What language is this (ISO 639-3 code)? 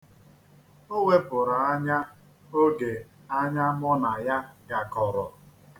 ibo